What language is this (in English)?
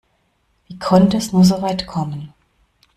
German